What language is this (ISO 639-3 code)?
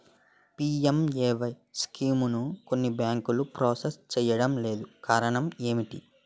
tel